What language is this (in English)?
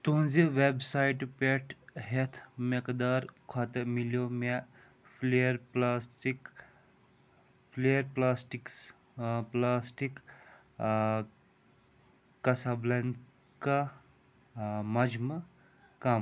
Kashmiri